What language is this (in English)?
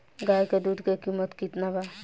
Bhojpuri